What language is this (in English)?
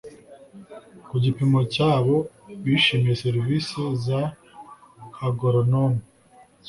Kinyarwanda